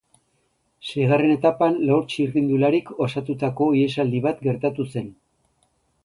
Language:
Basque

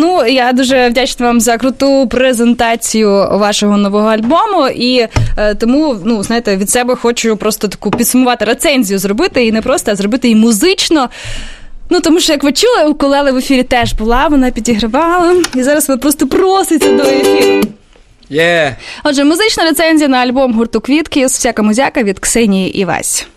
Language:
Ukrainian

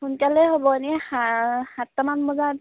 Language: Assamese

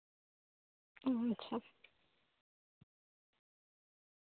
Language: Santali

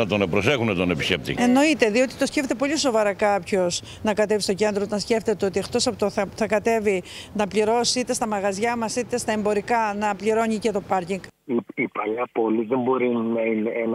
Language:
Greek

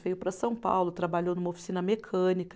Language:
Portuguese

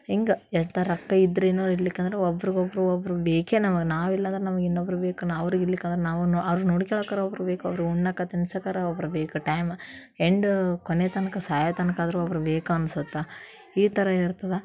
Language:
Kannada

